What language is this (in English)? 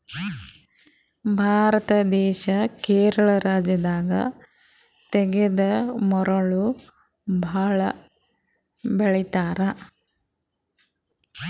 Kannada